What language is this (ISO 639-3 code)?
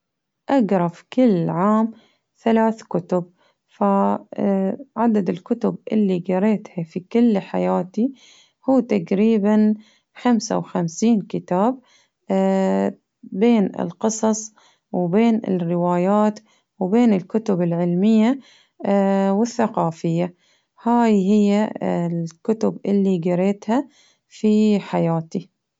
abv